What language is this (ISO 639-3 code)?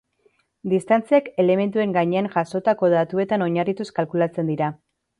eus